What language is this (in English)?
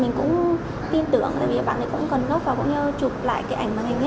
Vietnamese